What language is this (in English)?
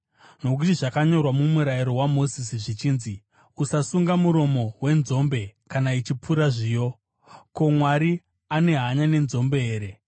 Shona